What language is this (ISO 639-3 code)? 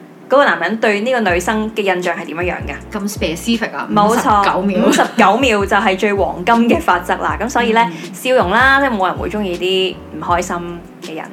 zho